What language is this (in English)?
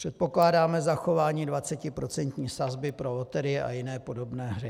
Czech